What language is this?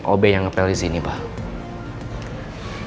Indonesian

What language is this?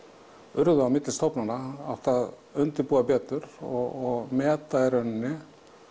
Icelandic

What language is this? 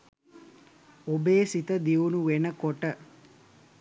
Sinhala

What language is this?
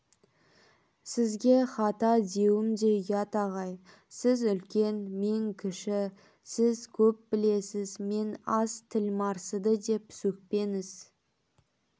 Kazakh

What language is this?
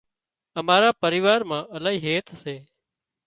Wadiyara Koli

